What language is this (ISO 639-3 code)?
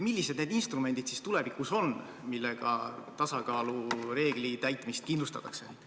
est